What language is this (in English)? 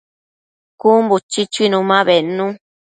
Matsés